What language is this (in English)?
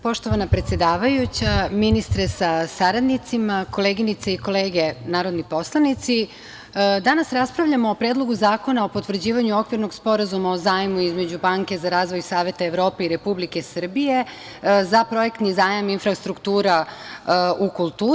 Serbian